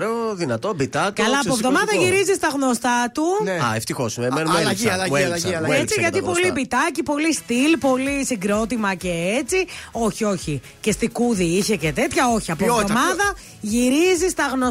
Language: Greek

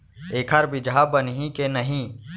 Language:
Chhattisgarhi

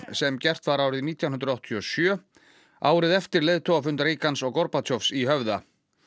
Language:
Icelandic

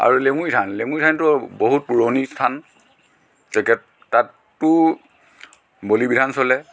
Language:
Assamese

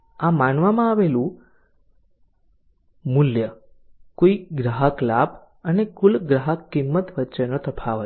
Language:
Gujarati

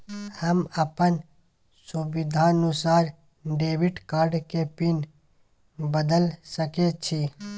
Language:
Maithili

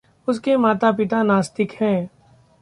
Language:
Hindi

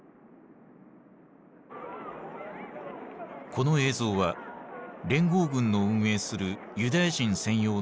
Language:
Japanese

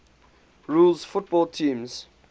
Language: English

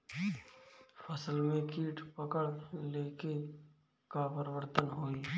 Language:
Bhojpuri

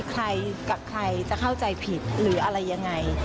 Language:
Thai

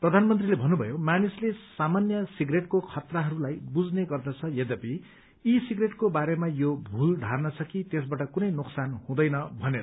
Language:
Nepali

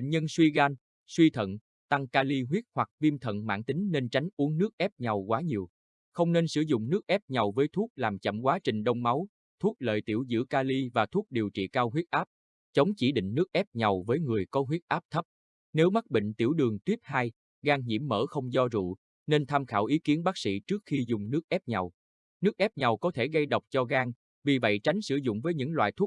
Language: Vietnamese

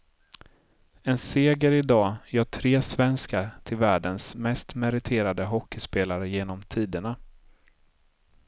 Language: Swedish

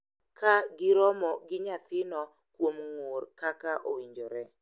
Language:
Luo (Kenya and Tanzania)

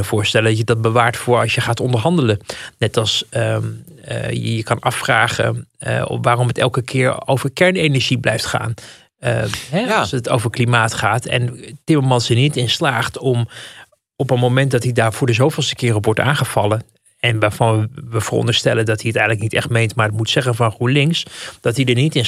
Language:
Dutch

